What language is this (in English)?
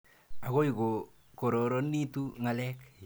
Kalenjin